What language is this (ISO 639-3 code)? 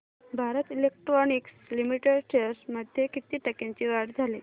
mar